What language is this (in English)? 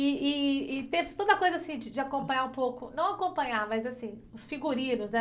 Portuguese